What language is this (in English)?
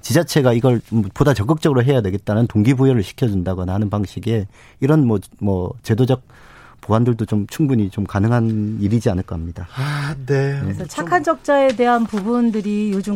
Korean